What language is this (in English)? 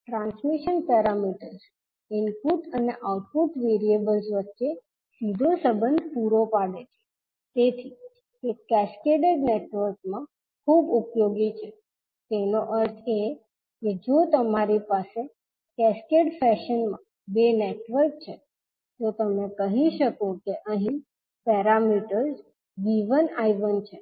Gujarati